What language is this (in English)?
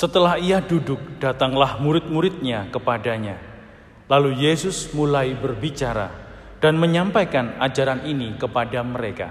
Indonesian